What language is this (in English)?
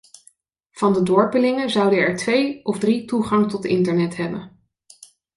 Dutch